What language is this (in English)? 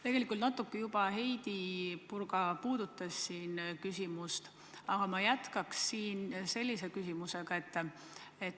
Estonian